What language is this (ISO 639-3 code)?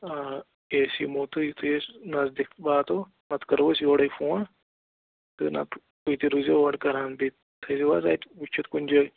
kas